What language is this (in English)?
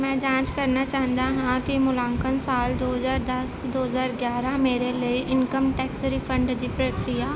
Punjabi